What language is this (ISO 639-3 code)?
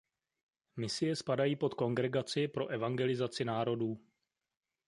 ces